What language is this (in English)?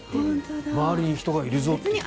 Japanese